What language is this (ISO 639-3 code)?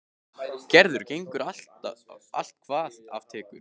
isl